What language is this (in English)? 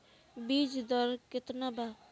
Bhojpuri